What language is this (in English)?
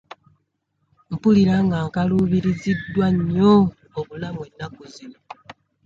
Ganda